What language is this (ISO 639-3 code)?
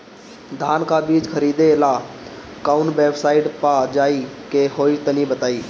bho